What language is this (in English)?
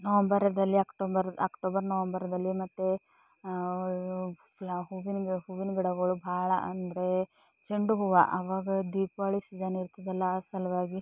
Kannada